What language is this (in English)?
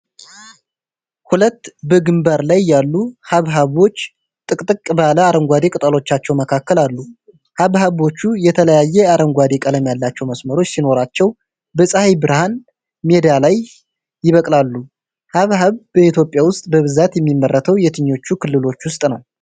Amharic